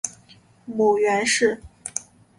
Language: Chinese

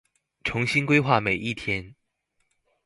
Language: Chinese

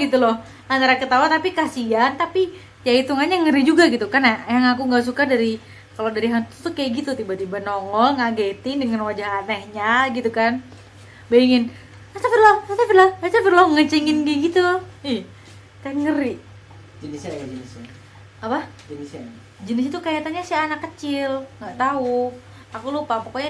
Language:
Indonesian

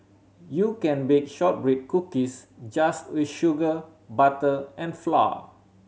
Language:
English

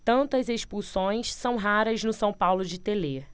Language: Portuguese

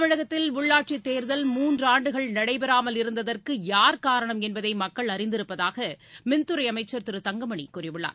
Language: Tamil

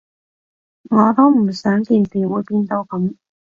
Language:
Cantonese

